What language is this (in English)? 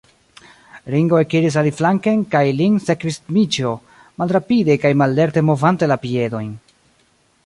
Esperanto